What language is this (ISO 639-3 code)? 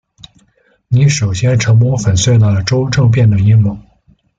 zho